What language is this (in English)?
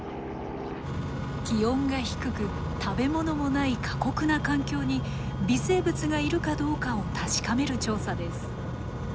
Japanese